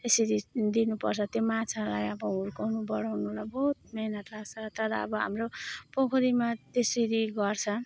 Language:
Nepali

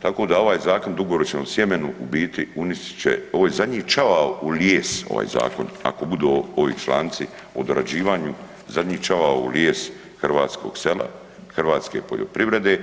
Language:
Croatian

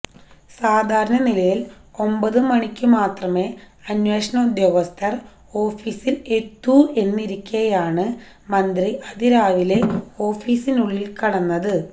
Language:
Malayalam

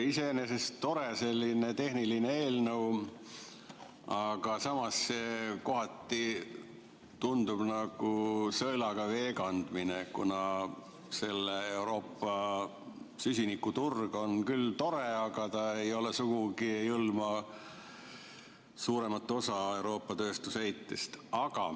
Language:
Estonian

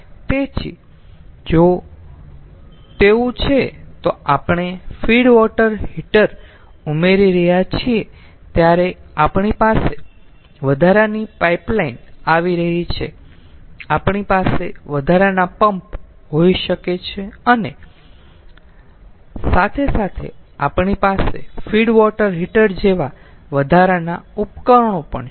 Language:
Gujarati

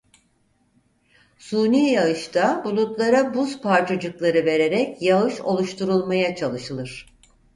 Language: Turkish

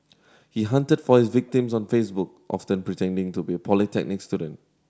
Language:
English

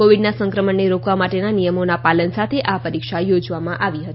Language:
Gujarati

